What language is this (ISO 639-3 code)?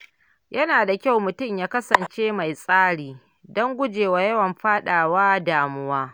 hau